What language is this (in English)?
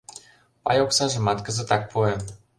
Mari